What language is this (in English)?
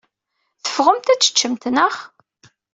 Kabyle